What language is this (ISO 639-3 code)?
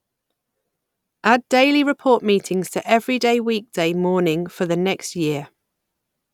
eng